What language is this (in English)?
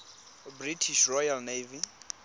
Tswana